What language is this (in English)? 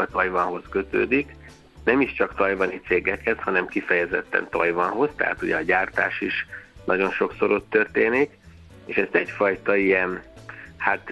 Hungarian